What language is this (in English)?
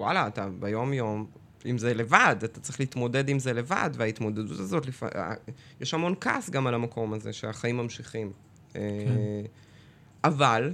Hebrew